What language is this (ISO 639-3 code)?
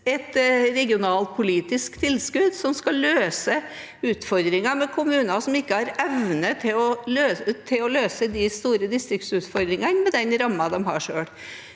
nor